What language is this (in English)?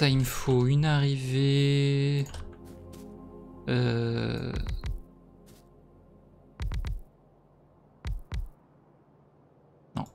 French